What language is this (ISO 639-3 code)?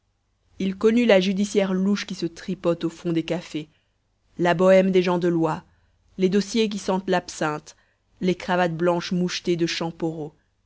fra